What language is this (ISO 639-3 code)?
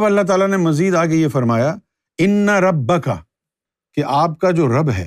urd